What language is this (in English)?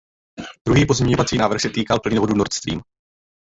Czech